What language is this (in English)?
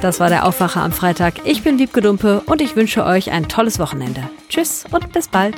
German